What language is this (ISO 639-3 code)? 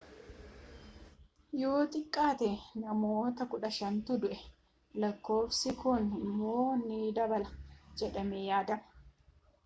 orm